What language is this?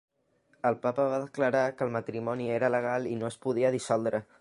Catalan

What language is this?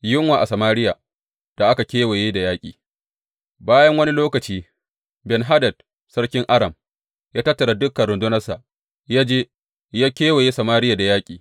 Hausa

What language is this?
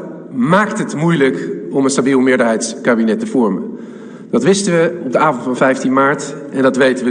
Dutch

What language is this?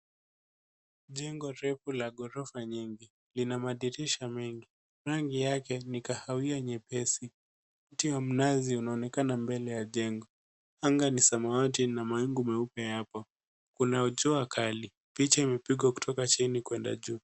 Swahili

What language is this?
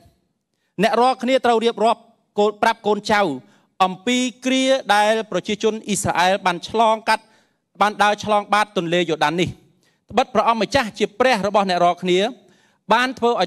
Thai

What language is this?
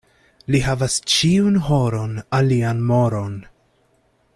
Esperanto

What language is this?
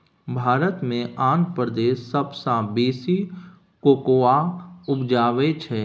Maithili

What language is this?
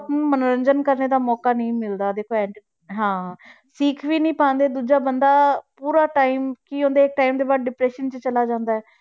Punjabi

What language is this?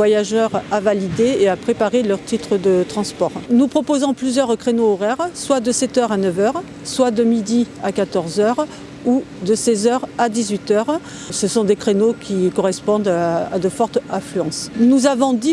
French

